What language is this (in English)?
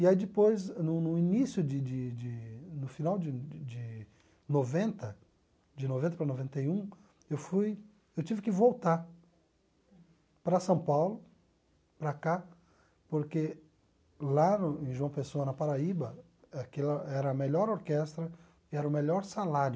Portuguese